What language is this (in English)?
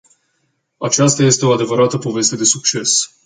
Romanian